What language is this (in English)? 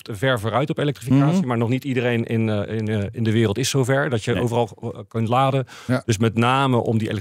Dutch